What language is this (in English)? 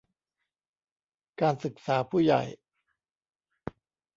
Thai